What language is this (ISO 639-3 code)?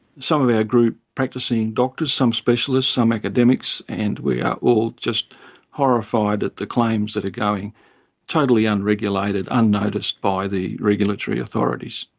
eng